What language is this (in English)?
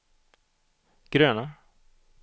Swedish